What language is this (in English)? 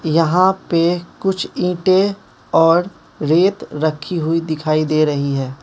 Hindi